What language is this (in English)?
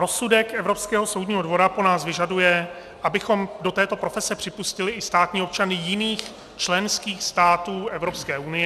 Czech